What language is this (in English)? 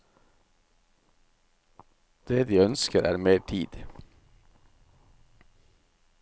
Norwegian